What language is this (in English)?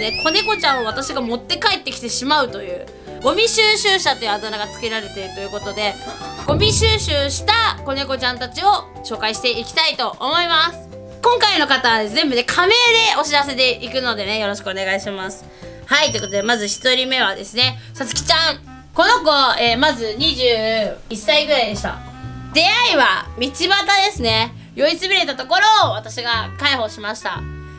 Japanese